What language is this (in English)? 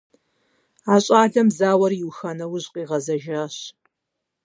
Kabardian